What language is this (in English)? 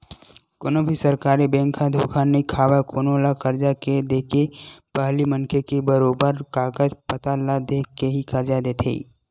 Chhattisgarhi